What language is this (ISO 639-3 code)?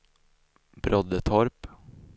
swe